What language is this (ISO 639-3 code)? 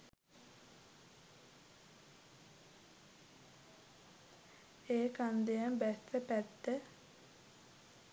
sin